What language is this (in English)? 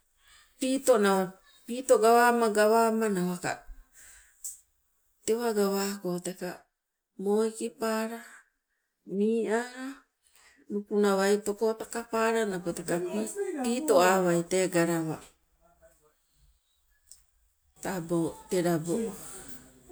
Sibe